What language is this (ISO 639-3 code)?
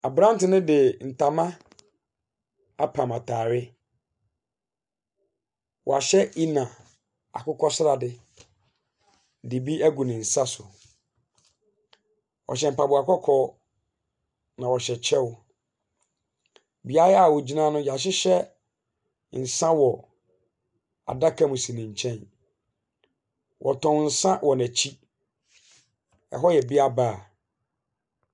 aka